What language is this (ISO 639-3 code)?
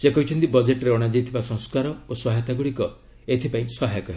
ori